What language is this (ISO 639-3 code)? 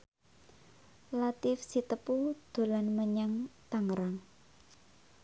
jav